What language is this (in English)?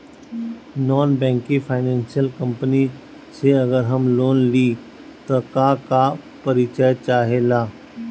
Bhojpuri